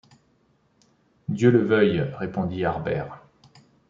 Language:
French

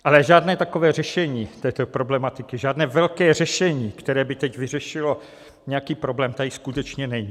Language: Czech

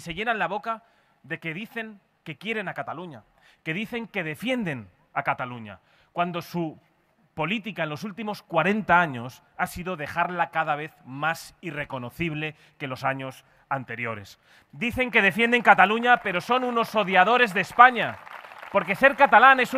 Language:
Spanish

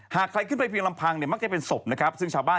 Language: Thai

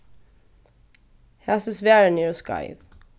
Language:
Faroese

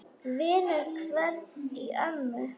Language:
Icelandic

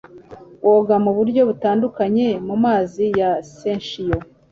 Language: Kinyarwanda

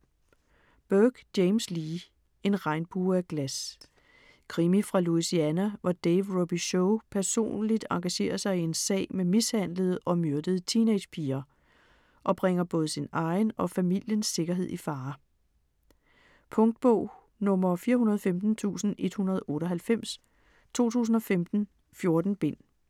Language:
Danish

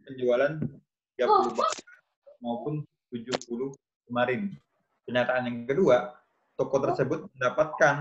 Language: Indonesian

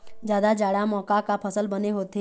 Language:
Chhattisgarhi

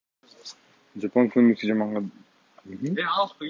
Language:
Kyrgyz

